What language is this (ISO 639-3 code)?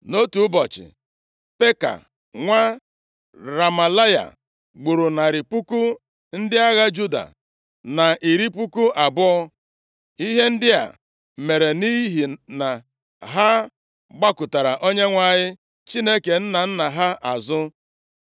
ibo